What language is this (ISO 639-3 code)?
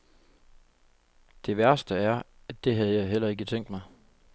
dan